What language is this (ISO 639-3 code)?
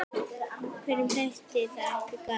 isl